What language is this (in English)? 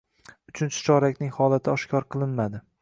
Uzbek